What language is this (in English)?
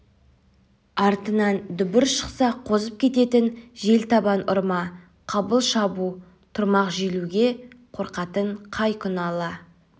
Kazakh